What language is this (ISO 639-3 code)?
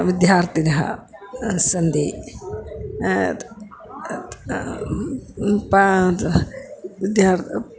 san